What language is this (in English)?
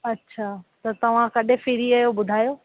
Sindhi